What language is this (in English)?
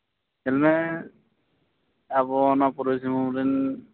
Santali